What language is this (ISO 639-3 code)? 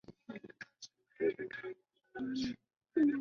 zho